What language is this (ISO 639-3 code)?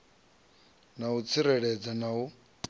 ven